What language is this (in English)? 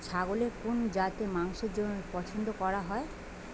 Bangla